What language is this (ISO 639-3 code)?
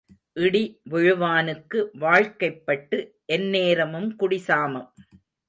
tam